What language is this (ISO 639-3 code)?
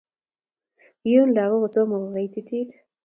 kln